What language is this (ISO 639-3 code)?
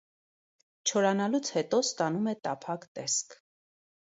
hye